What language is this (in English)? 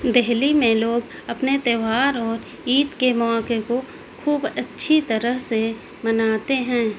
Urdu